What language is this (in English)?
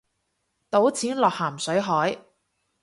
Cantonese